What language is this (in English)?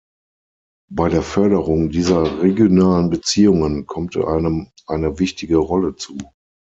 German